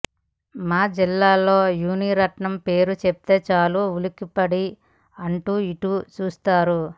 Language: Telugu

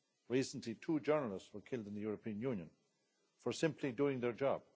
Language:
English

